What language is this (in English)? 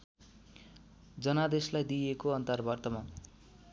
Nepali